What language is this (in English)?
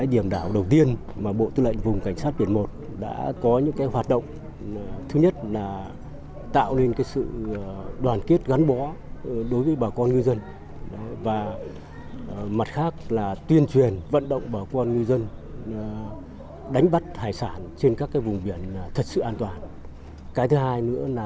Vietnamese